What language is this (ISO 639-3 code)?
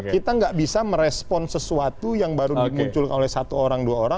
ind